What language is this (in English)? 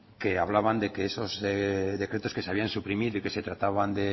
Spanish